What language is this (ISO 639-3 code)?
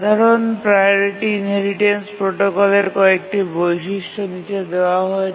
ben